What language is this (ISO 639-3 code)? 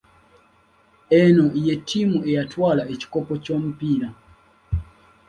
lug